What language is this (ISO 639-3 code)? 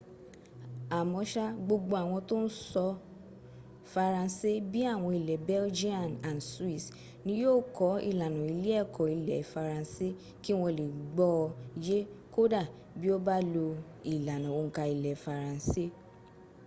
yor